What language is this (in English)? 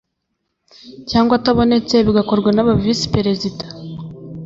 Kinyarwanda